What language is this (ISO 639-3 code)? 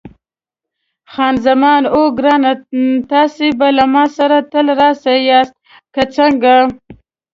pus